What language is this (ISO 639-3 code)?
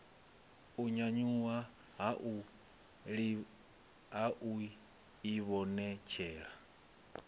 ven